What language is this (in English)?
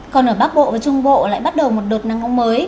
Vietnamese